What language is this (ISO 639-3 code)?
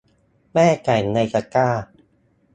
tha